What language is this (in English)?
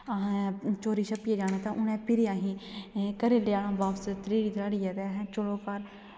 Dogri